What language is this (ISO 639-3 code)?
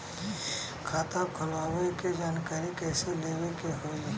bho